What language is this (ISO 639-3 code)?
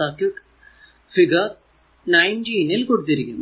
mal